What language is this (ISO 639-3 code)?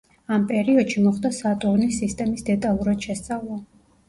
kat